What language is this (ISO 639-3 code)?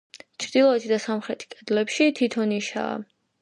kat